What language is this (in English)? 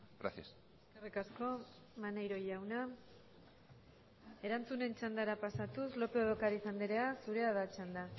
Basque